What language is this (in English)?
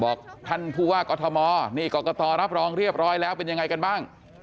Thai